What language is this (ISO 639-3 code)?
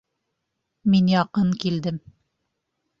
bak